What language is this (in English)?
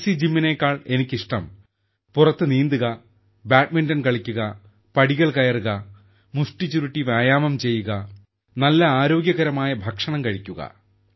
Malayalam